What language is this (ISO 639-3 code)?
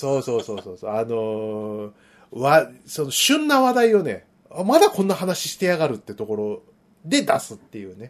jpn